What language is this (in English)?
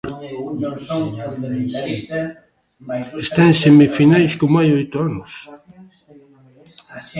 Galician